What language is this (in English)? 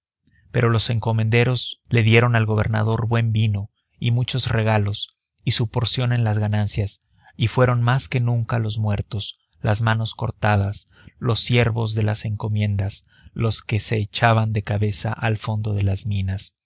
Spanish